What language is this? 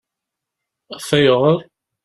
Kabyle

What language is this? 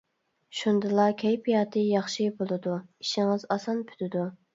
Uyghur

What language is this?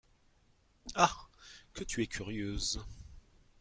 French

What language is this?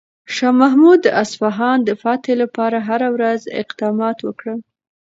Pashto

